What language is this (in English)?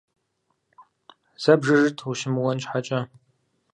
Kabardian